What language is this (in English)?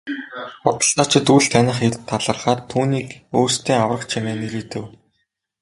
Mongolian